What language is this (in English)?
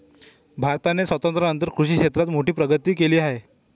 Marathi